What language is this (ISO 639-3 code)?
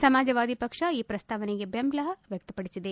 kan